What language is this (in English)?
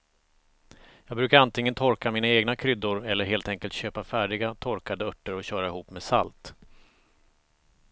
Swedish